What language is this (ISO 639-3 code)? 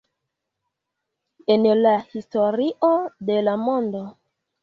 epo